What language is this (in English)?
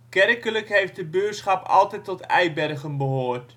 Dutch